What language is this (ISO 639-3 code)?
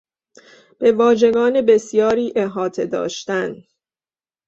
fas